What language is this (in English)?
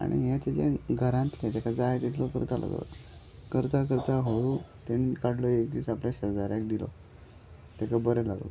Konkani